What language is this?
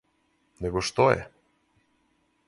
Serbian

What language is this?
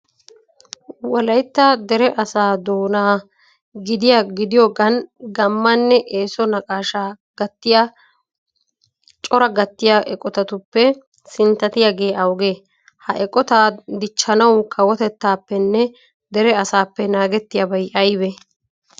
Wolaytta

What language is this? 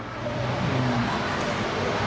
Thai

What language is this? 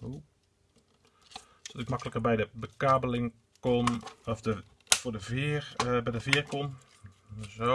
Dutch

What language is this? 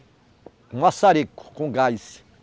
Portuguese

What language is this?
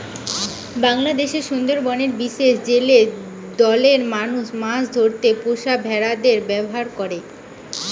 Bangla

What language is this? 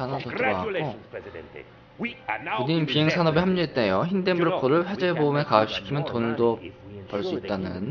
Korean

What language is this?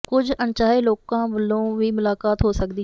Punjabi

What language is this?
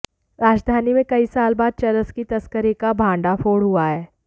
Hindi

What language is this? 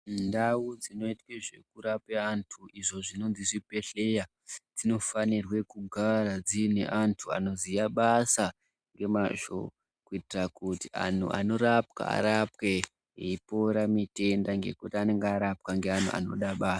Ndau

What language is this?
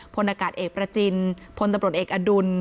Thai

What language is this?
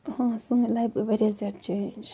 Kashmiri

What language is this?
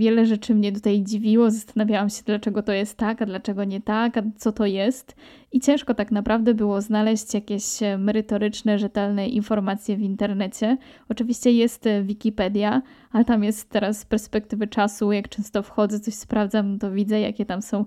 Polish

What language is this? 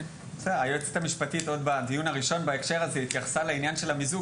Hebrew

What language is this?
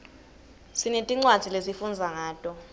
Swati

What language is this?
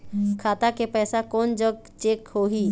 Chhattisgarhi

